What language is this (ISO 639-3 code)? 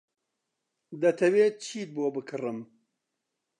ckb